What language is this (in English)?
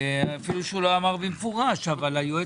Hebrew